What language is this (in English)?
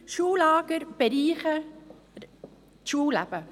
Swiss German